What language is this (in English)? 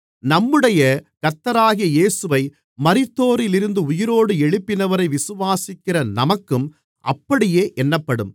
Tamil